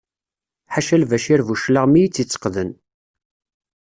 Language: Kabyle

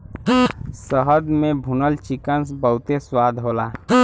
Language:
Bhojpuri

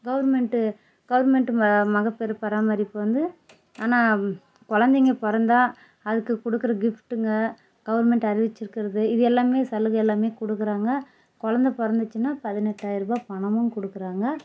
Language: Tamil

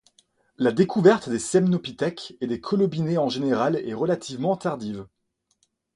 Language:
French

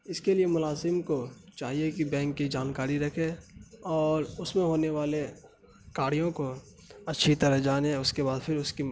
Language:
Urdu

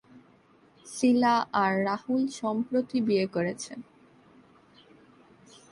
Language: Bangla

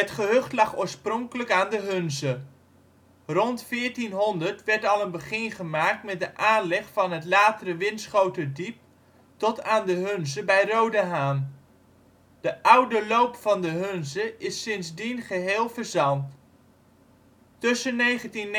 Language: Dutch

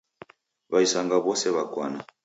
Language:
Taita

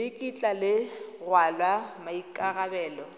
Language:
Tswana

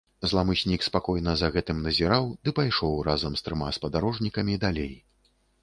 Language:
Belarusian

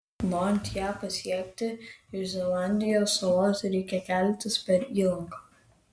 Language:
Lithuanian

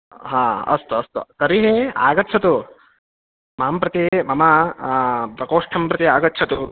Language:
Sanskrit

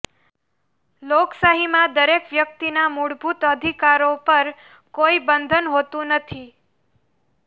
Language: Gujarati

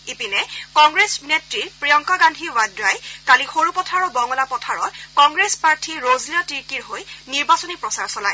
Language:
Assamese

